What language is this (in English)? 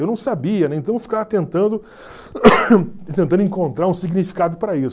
Portuguese